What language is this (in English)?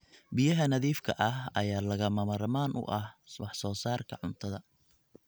Somali